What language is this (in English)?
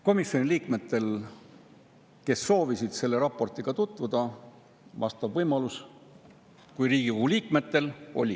Estonian